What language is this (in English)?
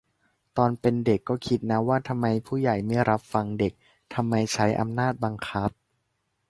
Thai